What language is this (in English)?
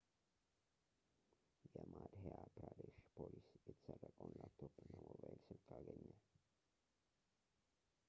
Amharic